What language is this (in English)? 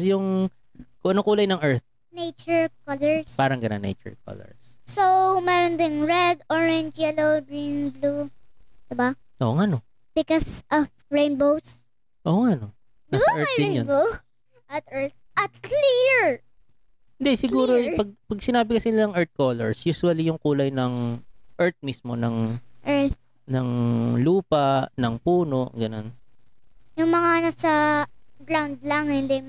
Filipino